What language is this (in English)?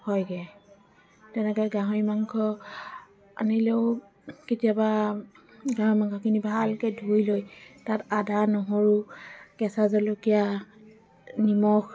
Assamese